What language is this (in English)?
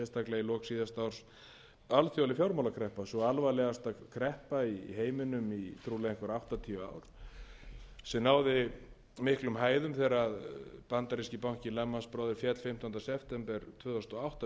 Icelandic